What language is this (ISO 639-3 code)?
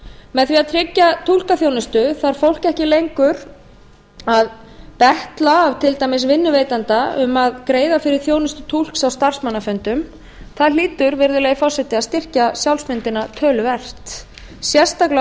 isl